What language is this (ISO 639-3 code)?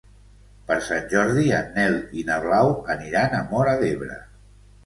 cat